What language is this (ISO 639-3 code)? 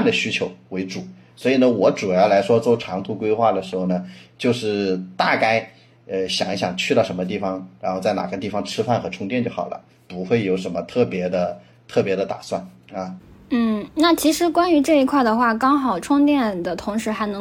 zho